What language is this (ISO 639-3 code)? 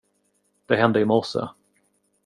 swe